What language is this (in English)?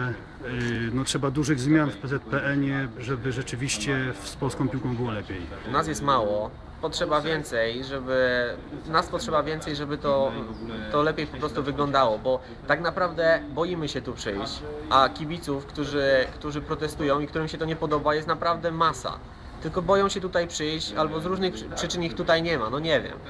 Polish